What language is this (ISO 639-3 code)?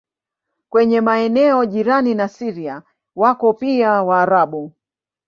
swa